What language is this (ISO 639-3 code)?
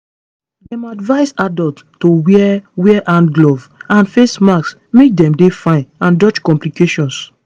pcm